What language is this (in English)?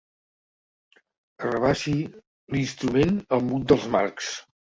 Catalan